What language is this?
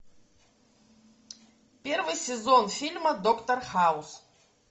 Russian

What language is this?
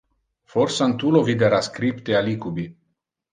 Interlingua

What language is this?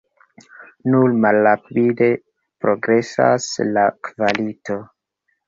Esperanto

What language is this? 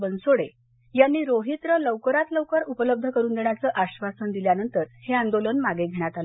Marathi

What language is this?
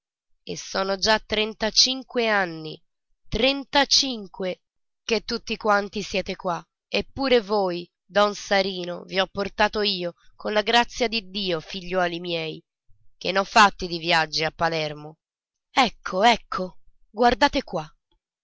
Italian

